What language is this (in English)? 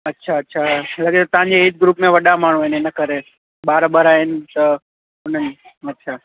Sindhi